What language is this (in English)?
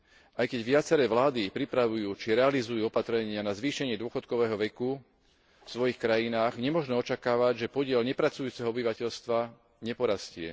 Slovak